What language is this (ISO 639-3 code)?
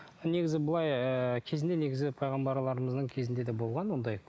kaz